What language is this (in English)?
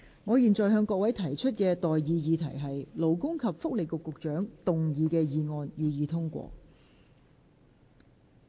Cantonese